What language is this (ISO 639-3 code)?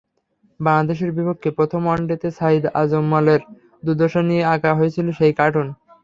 ben